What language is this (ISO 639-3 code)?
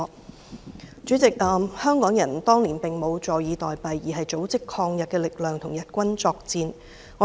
yue